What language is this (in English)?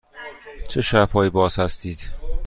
Persian